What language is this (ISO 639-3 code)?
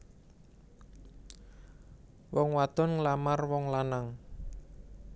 jav